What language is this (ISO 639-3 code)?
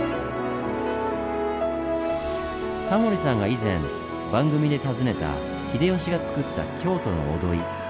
jpn